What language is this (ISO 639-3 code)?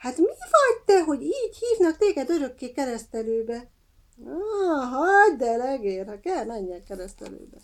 hun